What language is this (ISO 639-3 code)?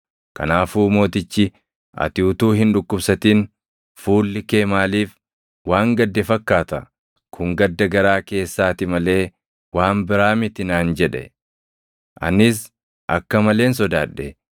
orm